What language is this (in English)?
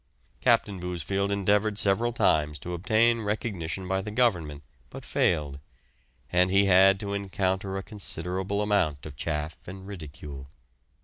English